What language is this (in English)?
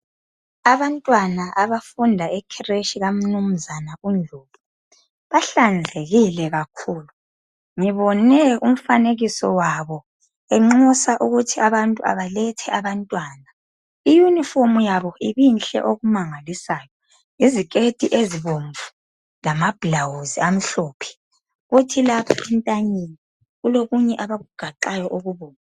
North Ndebele